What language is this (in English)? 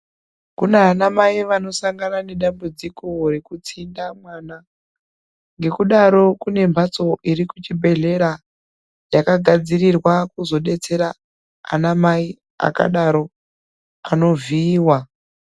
Ndau